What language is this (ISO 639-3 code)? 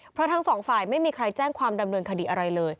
tha